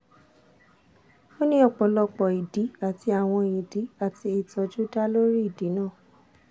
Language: Yoruba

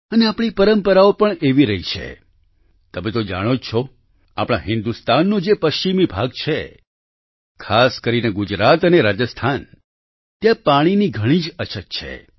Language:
Gujarati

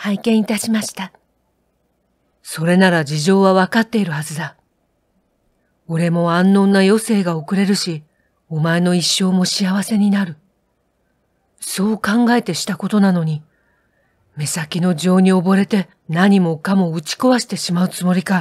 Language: Japanese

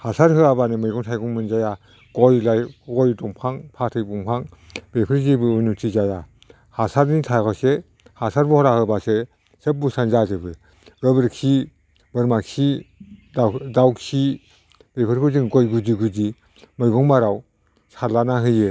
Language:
Bodo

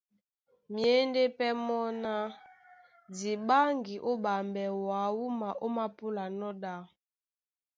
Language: Duala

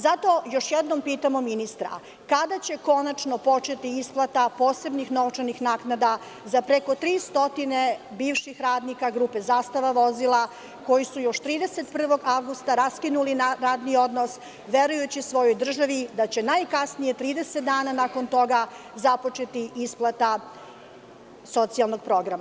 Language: Serbian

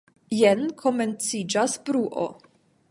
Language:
Esperanto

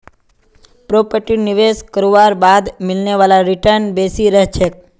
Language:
Magahi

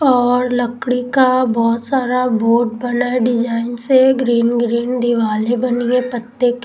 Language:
Hindi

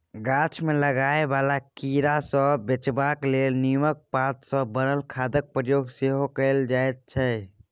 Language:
Maithili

